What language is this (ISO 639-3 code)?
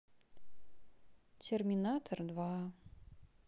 rus